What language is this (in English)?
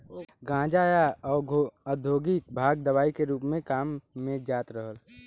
Bhojpuri